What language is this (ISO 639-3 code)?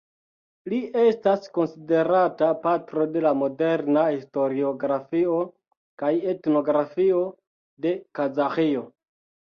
epo